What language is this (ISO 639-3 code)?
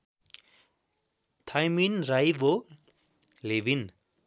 nep